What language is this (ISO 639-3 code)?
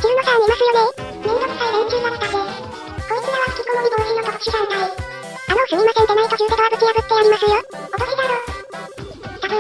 jpn